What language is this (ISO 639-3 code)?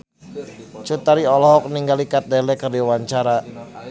sun